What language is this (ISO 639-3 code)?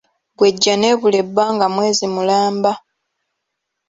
lug